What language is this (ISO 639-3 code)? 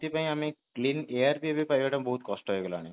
ori